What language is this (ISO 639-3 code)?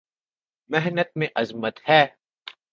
urd